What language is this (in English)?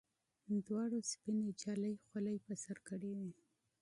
Pashto